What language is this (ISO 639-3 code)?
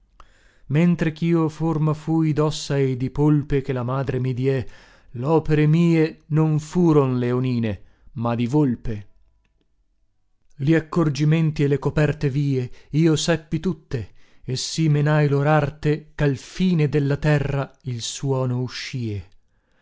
ita